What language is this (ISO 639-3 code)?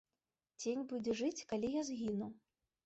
bel